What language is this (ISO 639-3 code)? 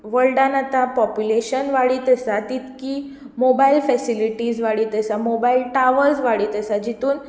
kok